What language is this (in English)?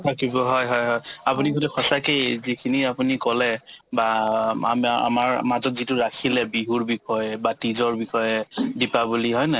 Assamese